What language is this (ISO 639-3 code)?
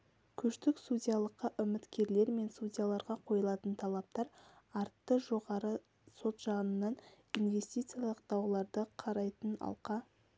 kaz